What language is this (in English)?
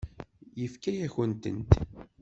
Kabyle